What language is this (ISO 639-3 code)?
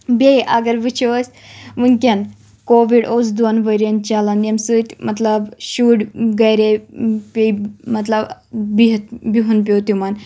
kas